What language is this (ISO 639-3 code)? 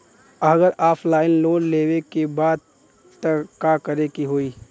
bho